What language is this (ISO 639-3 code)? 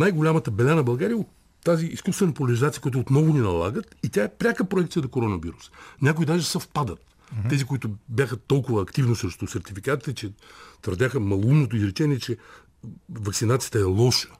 bul